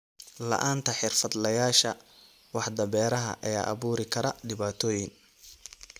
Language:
Somali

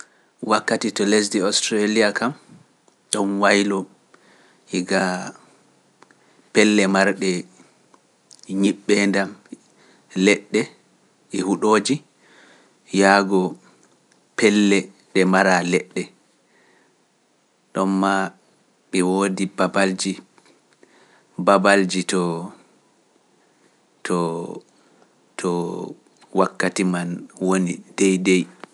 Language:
Pular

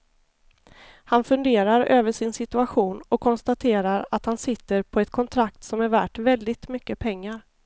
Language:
Swedish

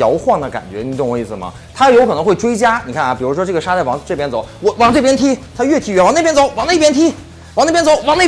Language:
Chinese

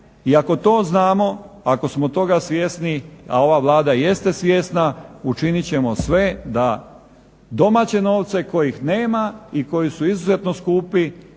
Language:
Croatian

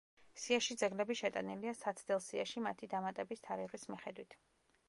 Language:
Georgian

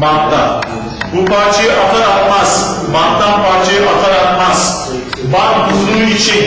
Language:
Turkish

